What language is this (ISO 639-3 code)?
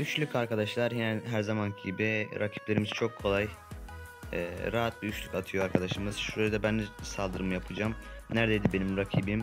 tur